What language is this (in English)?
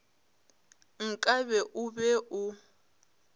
Northern Sotho